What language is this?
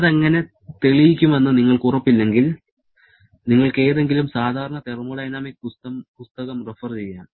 Malayalam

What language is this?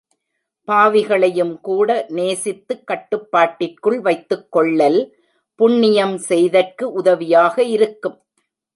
Tamil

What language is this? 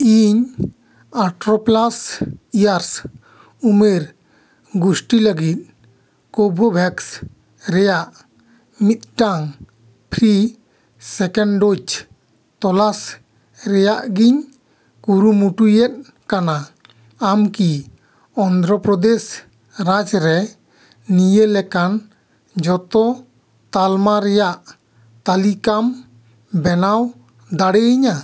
Santali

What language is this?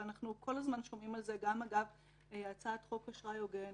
Hebrew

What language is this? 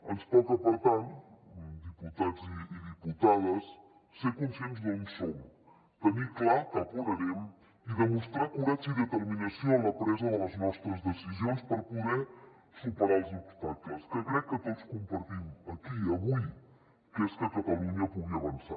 Catalan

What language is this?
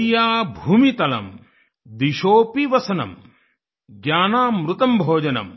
Hindi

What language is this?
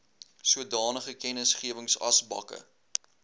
Afrikaans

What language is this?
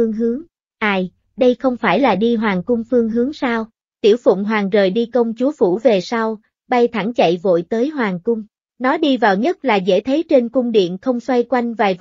Vietnamese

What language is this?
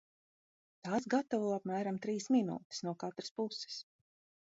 Latvian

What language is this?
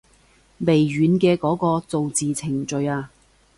Cantonese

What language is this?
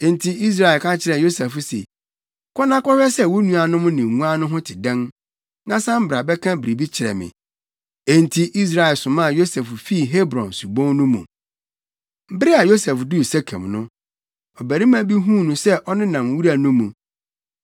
Akan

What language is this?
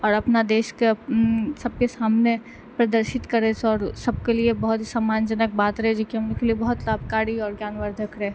Maithili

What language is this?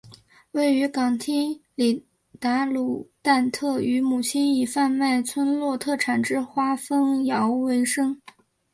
Chinese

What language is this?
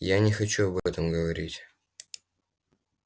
Russian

